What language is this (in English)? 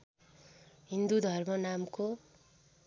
Nepali